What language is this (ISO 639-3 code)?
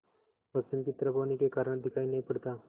hin